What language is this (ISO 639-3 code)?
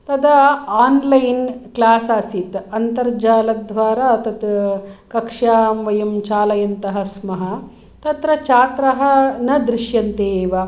san